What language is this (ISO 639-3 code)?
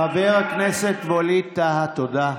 heb